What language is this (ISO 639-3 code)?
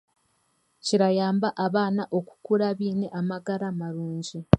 cgg